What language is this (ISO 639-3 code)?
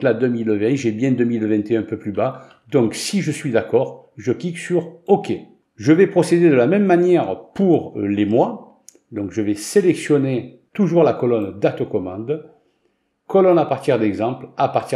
fra